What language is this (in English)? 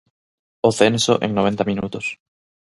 Galician